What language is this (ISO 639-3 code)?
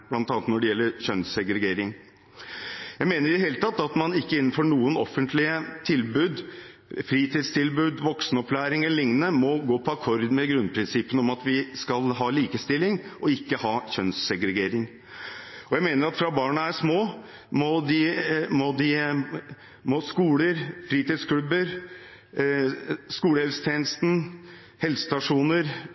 nob